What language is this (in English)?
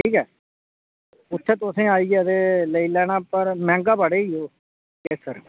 Dogri